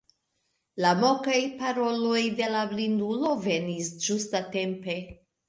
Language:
Esperanto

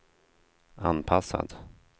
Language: Swedish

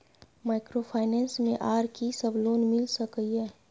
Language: Maithili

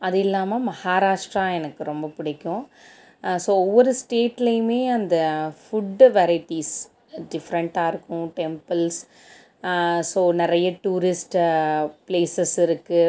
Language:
Tamil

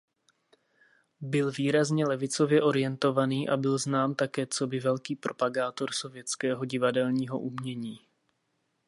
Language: Czech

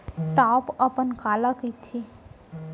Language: Chhattisgarhi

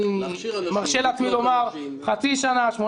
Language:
Hebrew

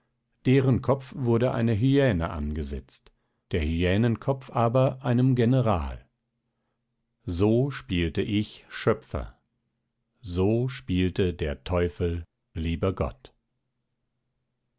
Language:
German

